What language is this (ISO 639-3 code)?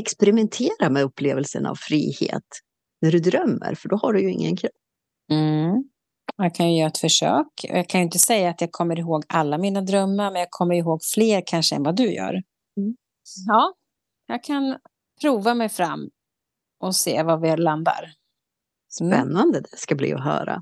swe